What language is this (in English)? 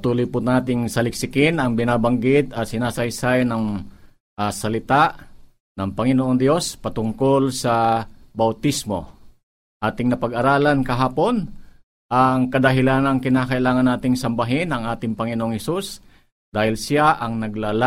Filipino